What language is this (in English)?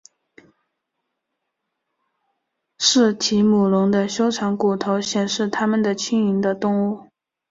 Chinese